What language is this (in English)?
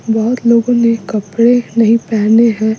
Hindi